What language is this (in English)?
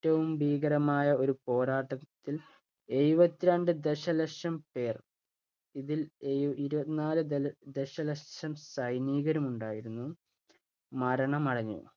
Malayalam